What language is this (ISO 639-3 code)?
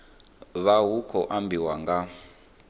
ven